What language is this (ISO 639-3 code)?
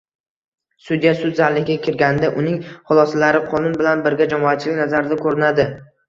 uzb